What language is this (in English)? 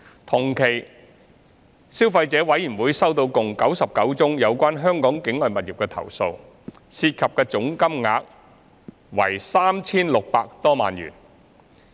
Cantonese